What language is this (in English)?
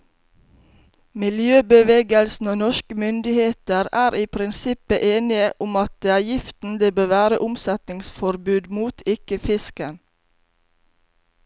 Norwegian